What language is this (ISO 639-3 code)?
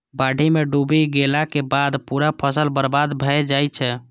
mai